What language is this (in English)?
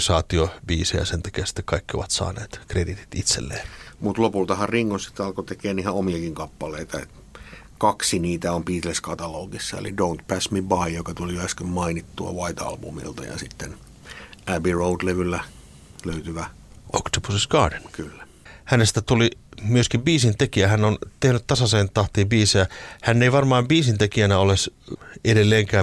Finnish